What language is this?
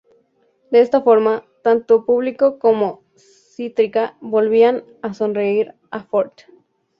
Spanish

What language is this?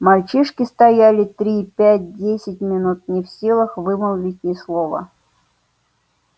Russian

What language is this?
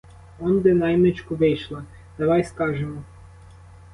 Ukrainian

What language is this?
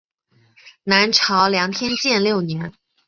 Chinese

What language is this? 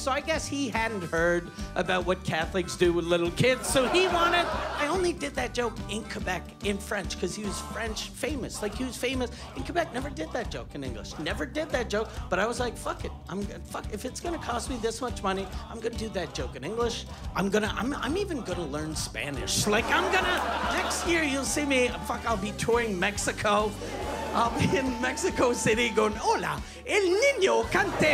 English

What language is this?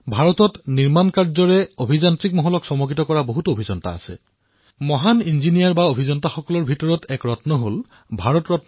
Assamese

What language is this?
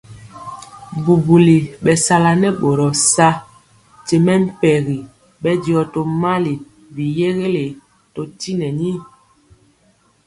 Mpiemo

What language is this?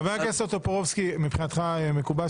Hebrew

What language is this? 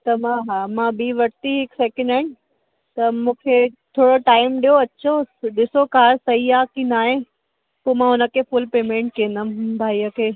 Sindhi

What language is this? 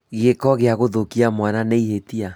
Kikuyu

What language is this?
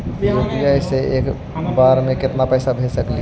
Magahi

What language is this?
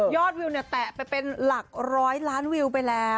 Thai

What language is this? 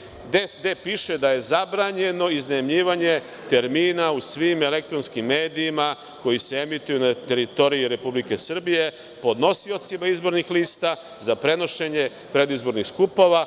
Serbian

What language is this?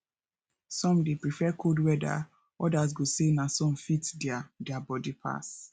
Nigerian Pidgin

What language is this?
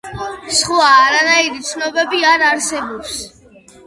Georgian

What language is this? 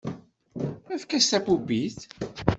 Kabyle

